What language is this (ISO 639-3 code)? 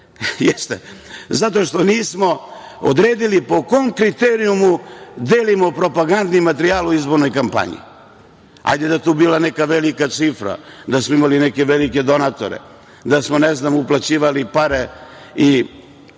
srp